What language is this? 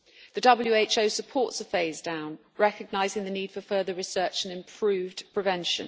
English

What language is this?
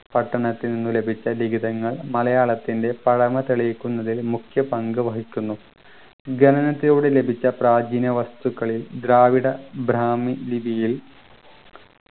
Malayalam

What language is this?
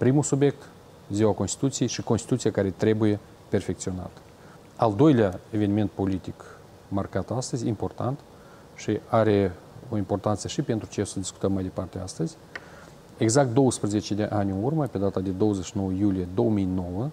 Romanian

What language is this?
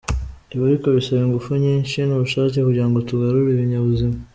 Kinyarwanda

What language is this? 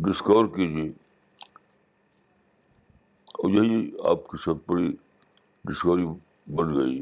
Urdu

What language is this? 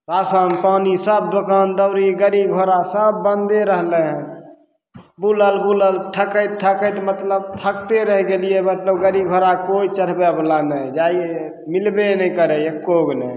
Maithili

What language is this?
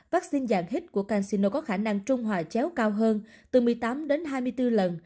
Vietnamese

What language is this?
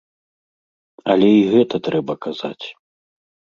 Belarusian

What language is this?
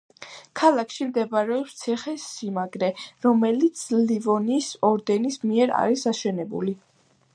Georgian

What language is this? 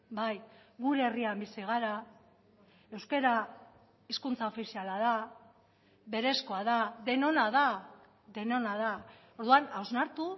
Basque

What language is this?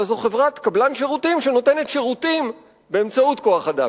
Hebrew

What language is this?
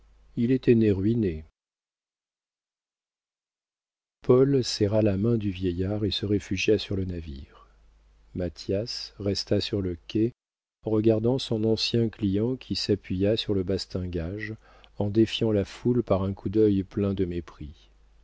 French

